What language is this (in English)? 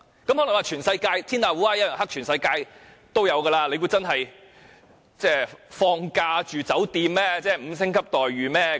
Cantonese